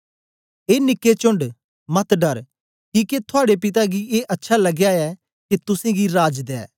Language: Dogri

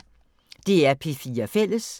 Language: Danish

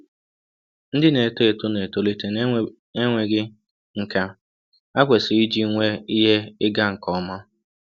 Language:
Igbo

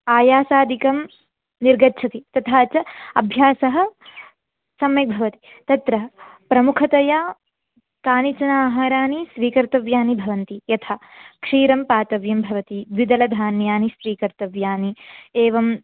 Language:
Sanskrit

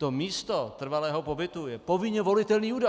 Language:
Czech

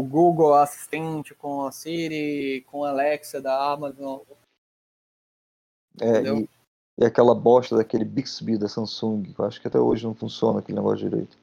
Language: Portuguese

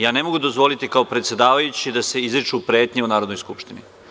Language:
Serbian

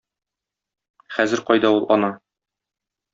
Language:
Tatar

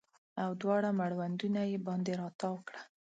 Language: Pashto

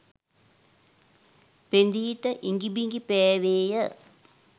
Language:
Sinhala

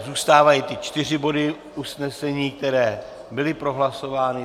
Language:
Czech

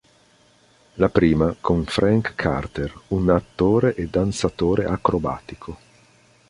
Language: Italian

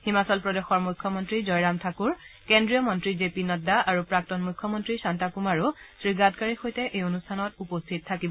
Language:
Assamese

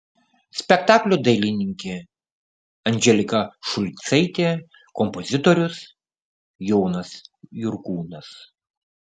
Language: Lithuanian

